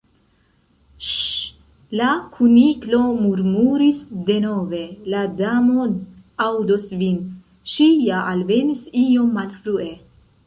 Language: Esperanto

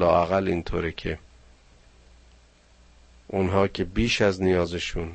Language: Persian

